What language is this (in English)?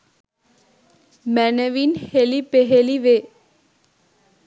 Sinhala